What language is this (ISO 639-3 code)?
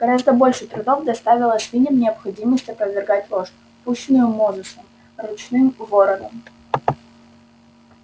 rus